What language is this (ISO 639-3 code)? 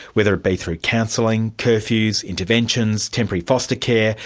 eng